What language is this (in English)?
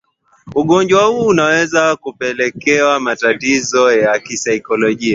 Swahili